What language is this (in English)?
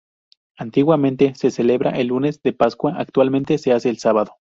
Spanish